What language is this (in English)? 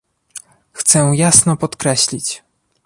Polish